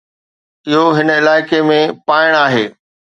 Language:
Sindhi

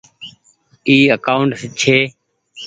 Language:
Goaria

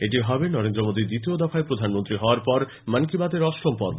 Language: Bangla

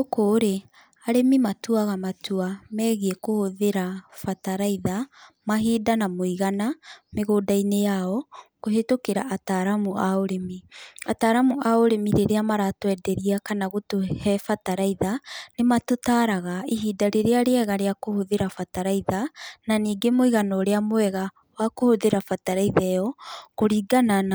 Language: Kikuyu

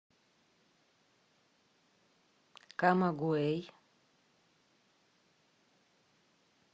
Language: Russian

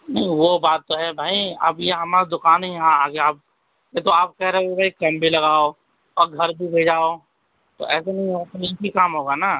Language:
Urdu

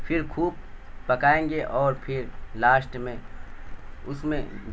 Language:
Urdu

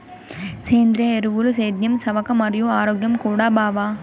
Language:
Telugu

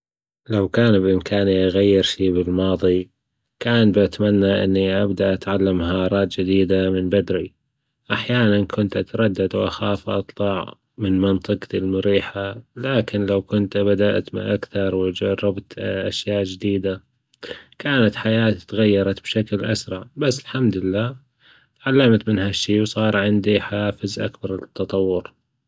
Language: Gulf Arabic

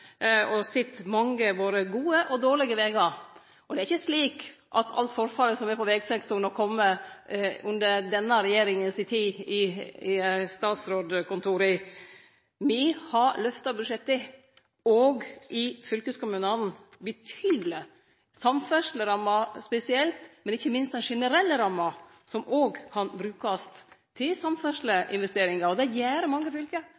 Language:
Norwegian Nynorsk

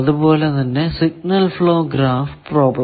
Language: Malayalam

